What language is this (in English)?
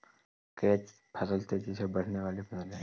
Hindi